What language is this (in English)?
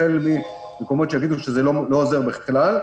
Hebrew